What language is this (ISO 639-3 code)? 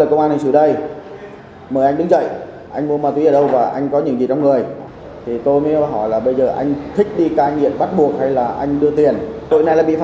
vie